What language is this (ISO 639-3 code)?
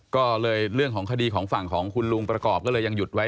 tha